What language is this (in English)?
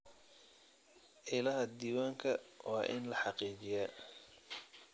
Somali